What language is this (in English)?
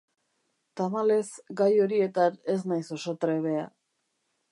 Basque